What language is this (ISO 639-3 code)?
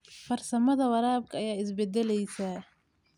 som